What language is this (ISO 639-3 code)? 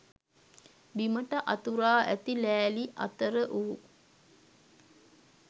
sin